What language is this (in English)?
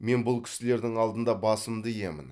Kazakh